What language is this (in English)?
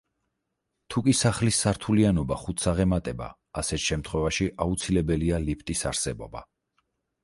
Georgian